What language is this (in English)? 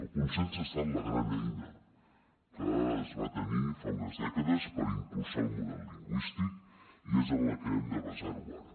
Catalan